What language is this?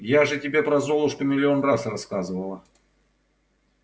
Russian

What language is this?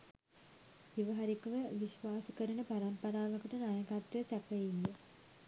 Sinhala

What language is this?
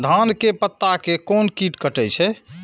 Maithili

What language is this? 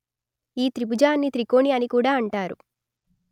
Telugu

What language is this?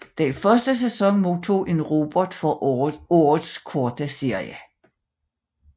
Danish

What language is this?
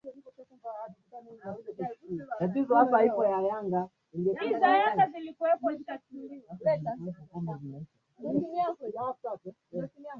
Swahili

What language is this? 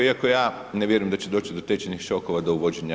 Croatian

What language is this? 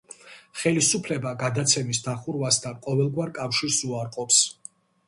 Georgian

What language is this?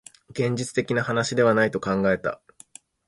Japanese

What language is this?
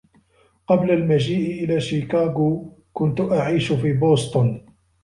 Arabic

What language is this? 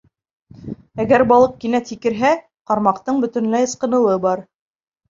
Bashkir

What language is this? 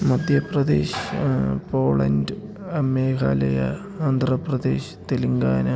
Malayalam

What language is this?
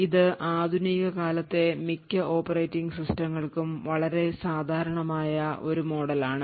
Malayalam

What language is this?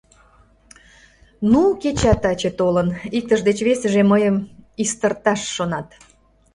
Mari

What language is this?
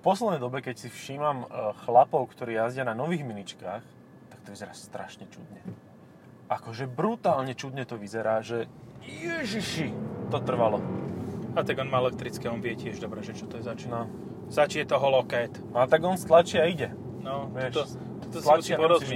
Slovak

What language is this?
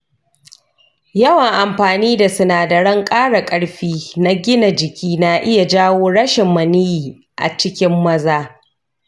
Hausa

